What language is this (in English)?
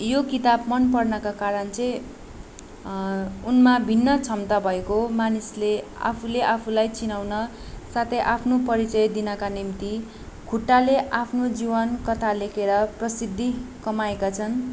Nepali